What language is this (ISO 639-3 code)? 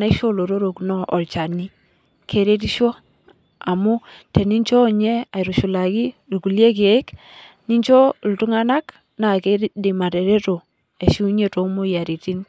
mas